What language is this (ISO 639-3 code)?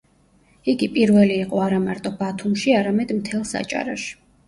kat